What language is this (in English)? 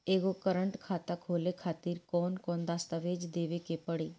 Bhojpuri